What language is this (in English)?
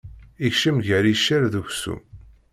Kabyle